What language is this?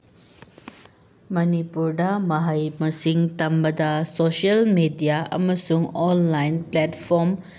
Manipuri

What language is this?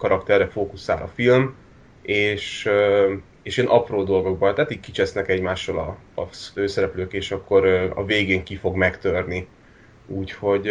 Hungarian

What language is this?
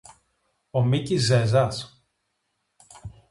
Greek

